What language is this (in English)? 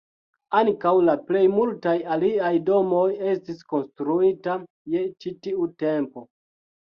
Esperanto